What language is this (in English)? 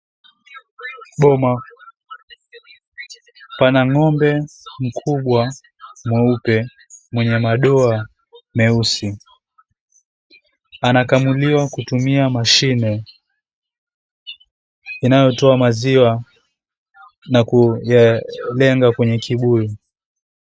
Swahili